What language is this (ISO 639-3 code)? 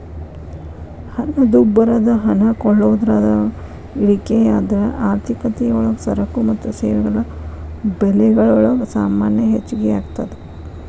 kan